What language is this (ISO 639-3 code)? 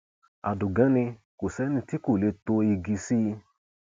yor